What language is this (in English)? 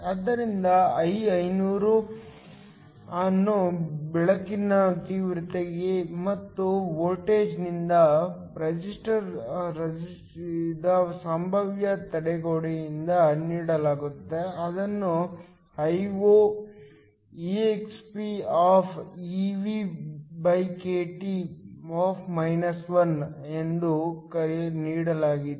Kannada